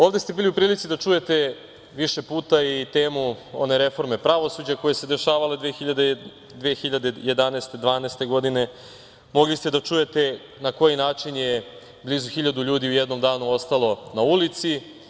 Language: Serbian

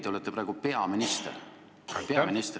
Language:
Estonian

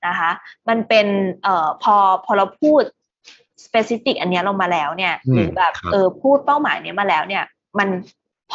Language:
Thai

